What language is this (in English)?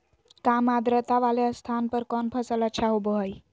Magahi